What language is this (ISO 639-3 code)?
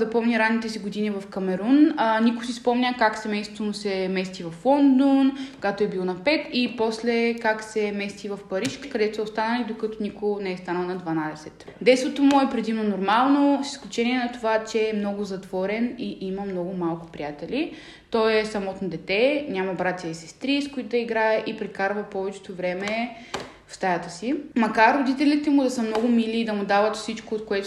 bul